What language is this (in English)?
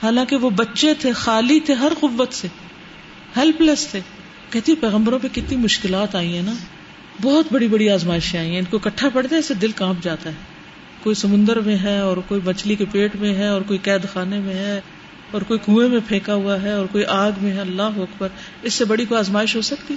Urdu